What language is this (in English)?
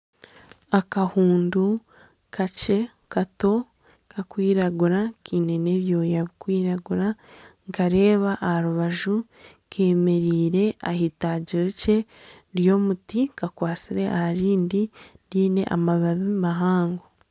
Nyankole